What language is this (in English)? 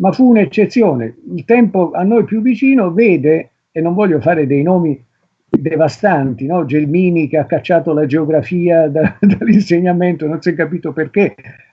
Italian